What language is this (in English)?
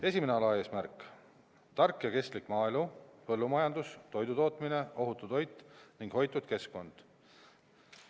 Estonian